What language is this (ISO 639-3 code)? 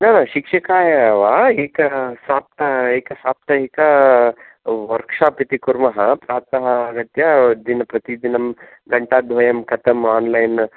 san